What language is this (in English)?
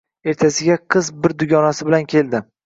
Uzbek